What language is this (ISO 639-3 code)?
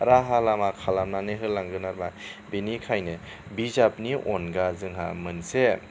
brx